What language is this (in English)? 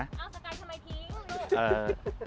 Thai